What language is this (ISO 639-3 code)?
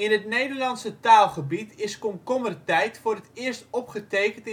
nld